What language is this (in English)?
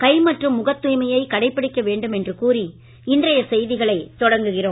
Tamil